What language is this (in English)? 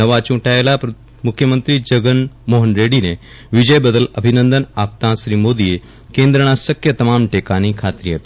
Gujarati